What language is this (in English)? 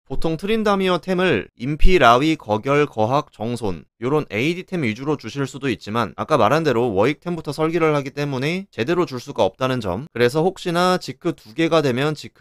Korean